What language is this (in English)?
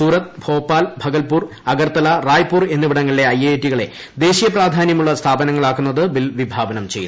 Malayalam